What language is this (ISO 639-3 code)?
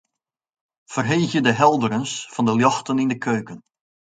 fry